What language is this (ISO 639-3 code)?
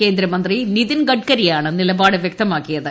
mal